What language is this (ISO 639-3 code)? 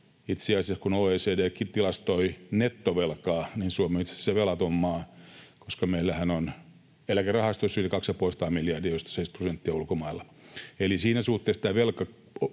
fin